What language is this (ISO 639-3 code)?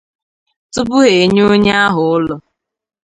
ibo